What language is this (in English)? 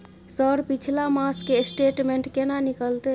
Maithili